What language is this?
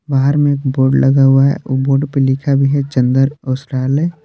Hindi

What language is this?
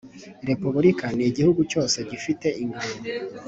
Kinyarwanda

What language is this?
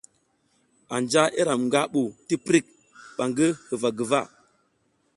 South Giziga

